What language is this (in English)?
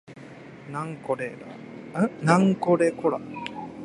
Japanese